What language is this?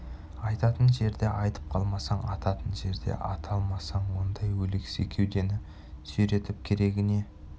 Kazakh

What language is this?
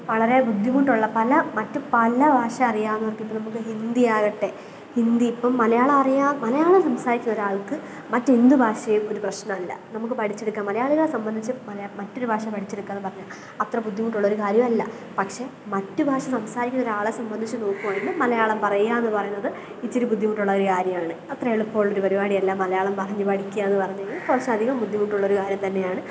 Malayalam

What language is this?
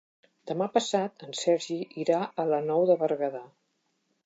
Catalan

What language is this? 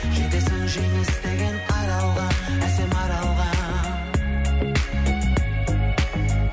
Kazakh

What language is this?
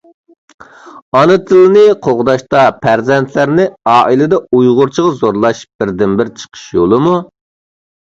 Uyghur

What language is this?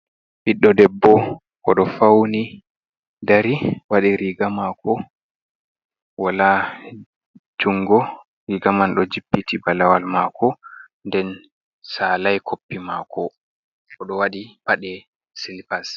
Fula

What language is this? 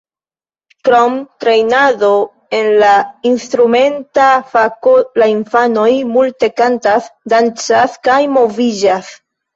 Esperanto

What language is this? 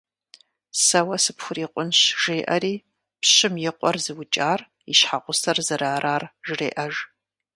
Kabardian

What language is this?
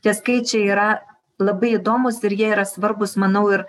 Lithuanian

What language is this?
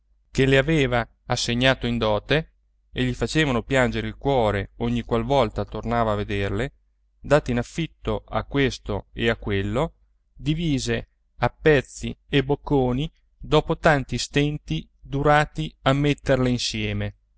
Italian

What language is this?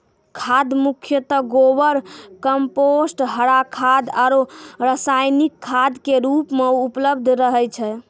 Maithili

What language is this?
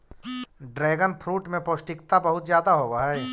Magahi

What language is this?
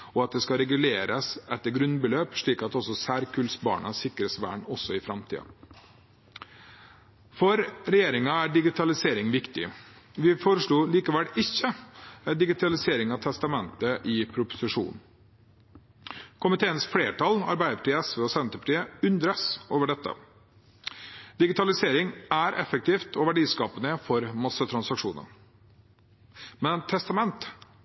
Norwegian Bokmål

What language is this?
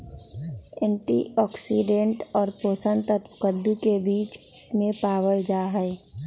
Magahi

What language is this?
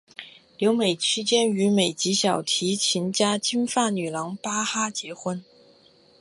Chinese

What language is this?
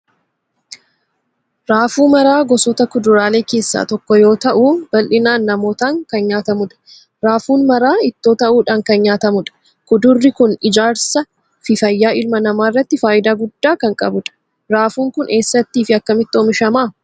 Oromo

